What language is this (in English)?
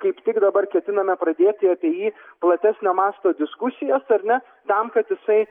Lithuanian